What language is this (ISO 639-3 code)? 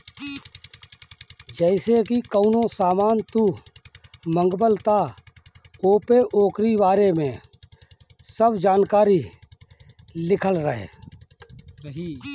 bho